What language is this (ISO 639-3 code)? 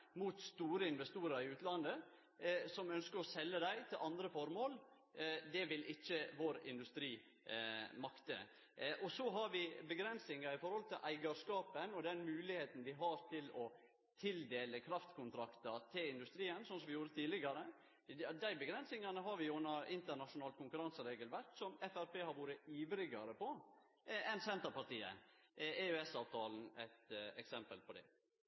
nno